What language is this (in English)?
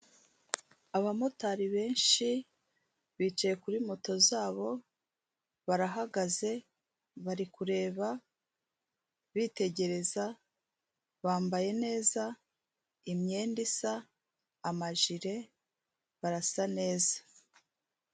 Kinyarwanda